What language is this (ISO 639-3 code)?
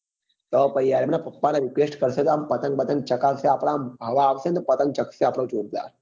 guj